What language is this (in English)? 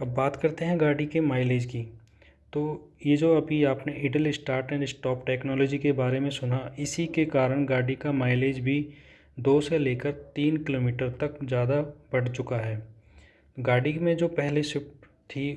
Hindi